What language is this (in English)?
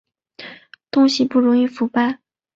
Chinese